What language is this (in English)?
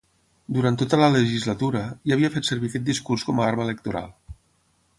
Catalan